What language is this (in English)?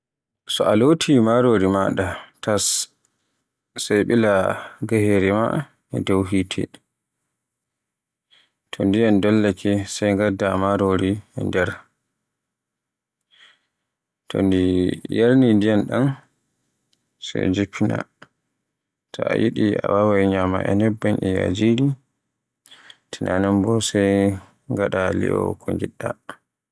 Borgu Fulfulde